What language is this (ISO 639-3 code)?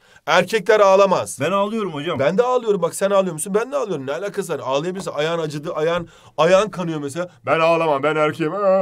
tur